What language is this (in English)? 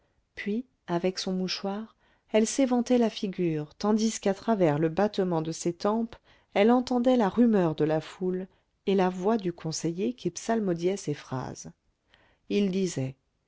French